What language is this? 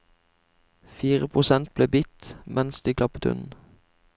Norwegian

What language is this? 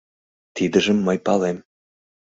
Mari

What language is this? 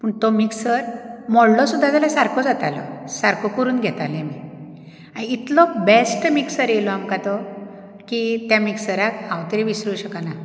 Konkani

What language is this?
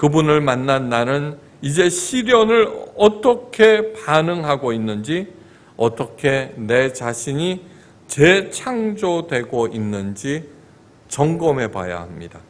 Korean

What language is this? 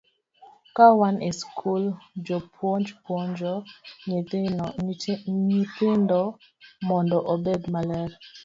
Luo (Kenya and Tanzania)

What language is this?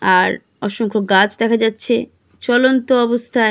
Bangla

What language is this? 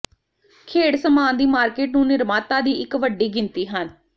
Punjabi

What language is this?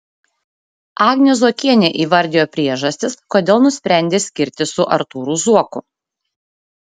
Lithuanian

